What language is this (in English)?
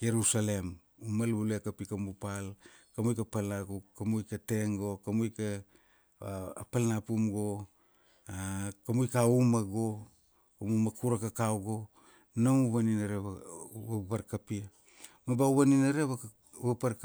Kuanua